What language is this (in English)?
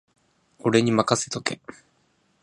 Japanese